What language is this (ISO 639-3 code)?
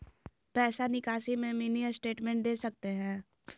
mag